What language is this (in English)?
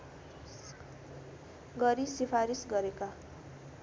Nepali